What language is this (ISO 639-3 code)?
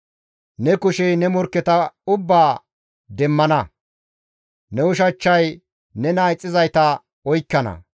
gmv